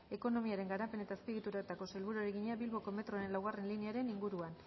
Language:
Basque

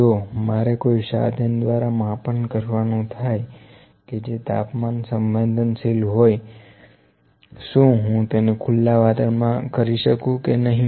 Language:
Gujarati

